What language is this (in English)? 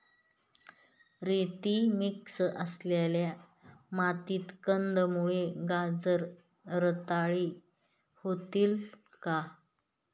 Marathi